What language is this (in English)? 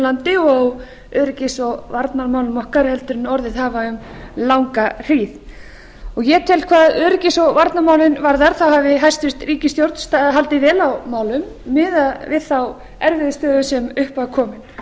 Icelandic